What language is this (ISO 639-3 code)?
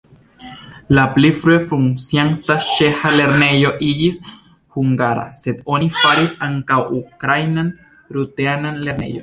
epo